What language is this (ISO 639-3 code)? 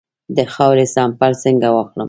pus